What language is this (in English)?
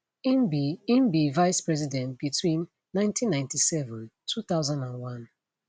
Nigerian Pidgin